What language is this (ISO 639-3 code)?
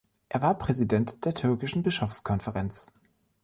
deu